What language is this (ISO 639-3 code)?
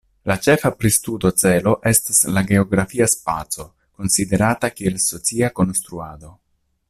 epo